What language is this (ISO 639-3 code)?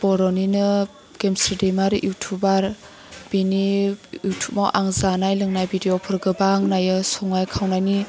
brx